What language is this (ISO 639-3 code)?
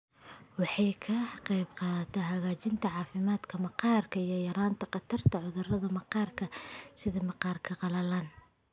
som